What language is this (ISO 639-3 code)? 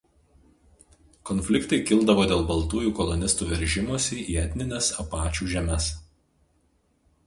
lit